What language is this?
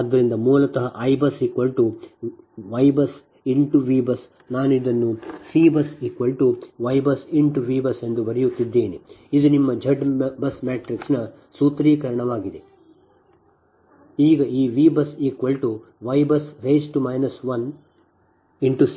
Kannada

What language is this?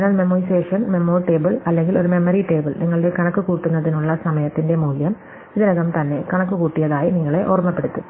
Malayalam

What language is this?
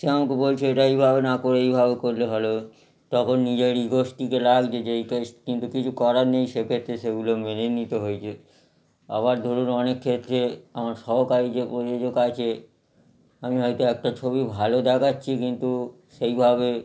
Bangla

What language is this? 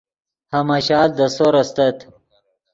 Yidgha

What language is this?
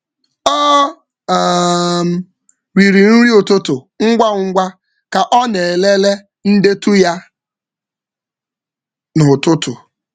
Igbo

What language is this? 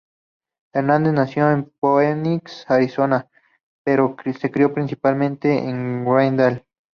Spanish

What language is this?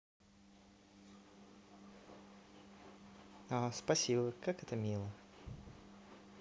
Russian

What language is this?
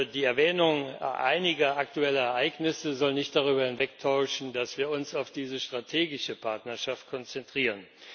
German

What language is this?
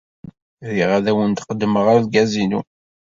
Kabyle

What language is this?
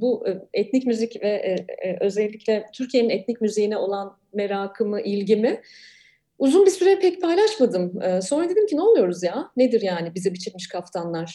Turkish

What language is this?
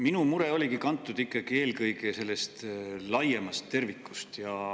Estonian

